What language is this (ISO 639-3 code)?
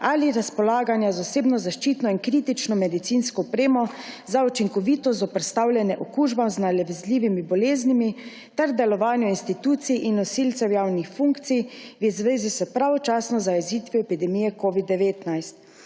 slv